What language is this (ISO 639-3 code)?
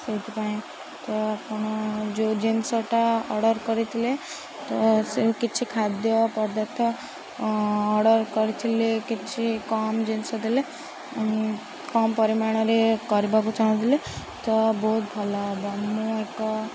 ori